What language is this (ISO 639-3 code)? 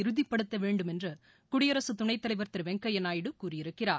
tam